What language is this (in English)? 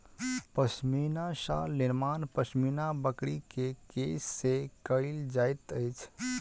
Maithili